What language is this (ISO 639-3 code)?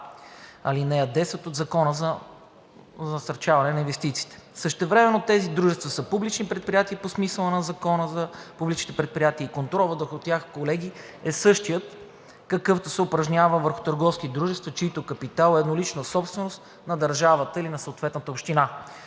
bul